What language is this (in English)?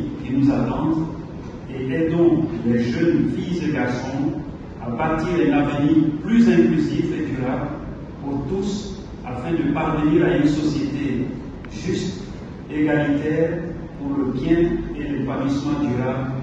French